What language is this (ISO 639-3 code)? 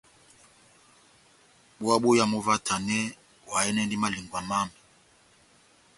bnm